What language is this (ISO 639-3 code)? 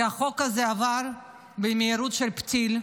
heb